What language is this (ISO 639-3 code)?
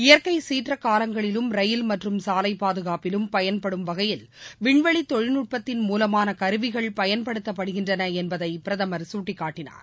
tam